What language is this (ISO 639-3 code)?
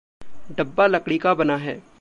hin